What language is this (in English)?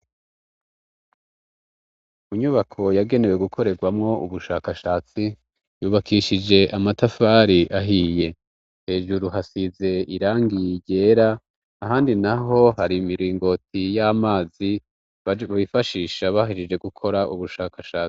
Rundi